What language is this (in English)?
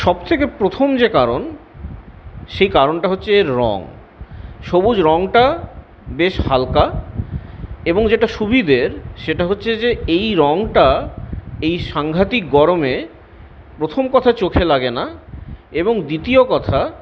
Bangla